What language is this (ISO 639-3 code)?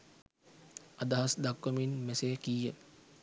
sin